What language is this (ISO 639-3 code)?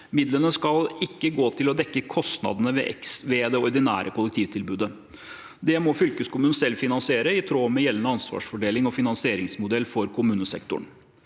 nor